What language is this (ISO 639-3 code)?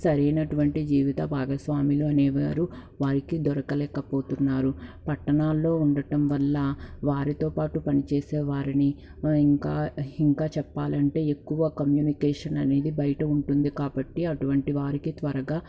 tel